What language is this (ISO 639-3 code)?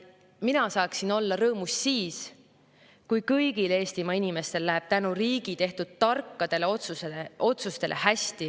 est